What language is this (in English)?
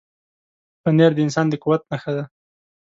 Pashto